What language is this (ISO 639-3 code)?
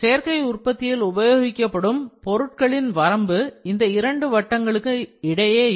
tam